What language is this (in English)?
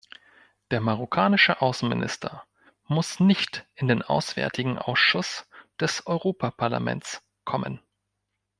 German